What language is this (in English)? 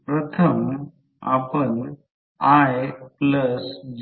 Marathi